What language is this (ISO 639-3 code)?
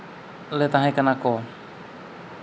sat